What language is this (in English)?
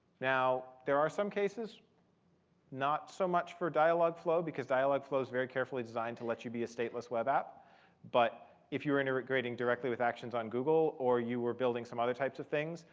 English